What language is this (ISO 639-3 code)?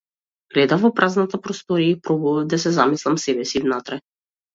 mkd